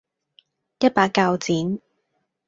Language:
Cantonese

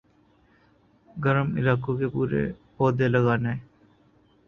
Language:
Urdu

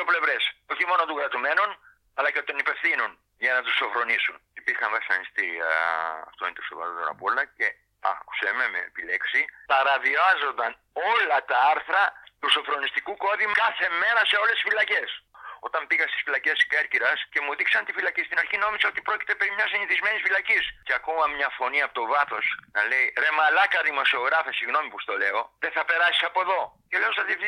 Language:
Greek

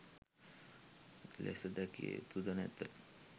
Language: Sinhala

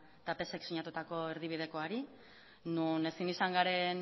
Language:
Basque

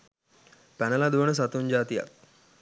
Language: Sinhala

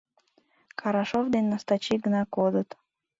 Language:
Mari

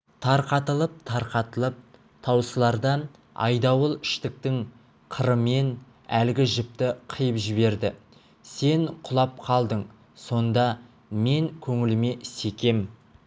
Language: Kazakh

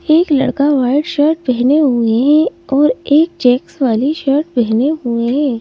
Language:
Hindi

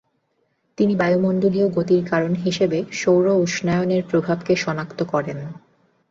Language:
Bangla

